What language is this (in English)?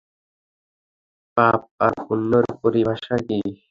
Bangla